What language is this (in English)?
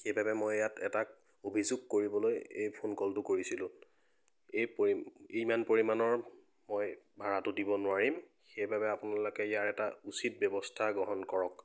Assamese